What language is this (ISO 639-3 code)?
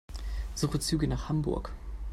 deu